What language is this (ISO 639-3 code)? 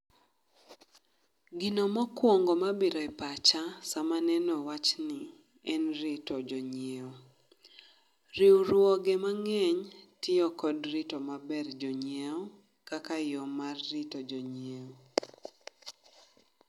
luo